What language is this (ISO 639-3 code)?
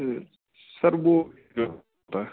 urd